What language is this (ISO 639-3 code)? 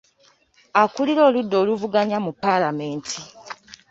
lug